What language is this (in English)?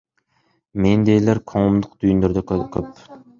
Kyrgyz